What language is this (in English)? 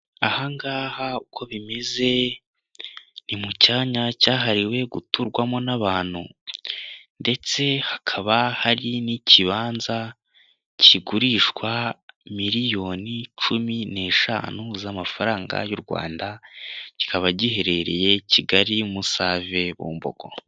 Kinyarwanda